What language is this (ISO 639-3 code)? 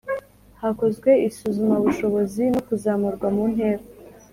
kin